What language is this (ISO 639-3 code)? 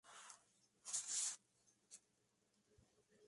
spa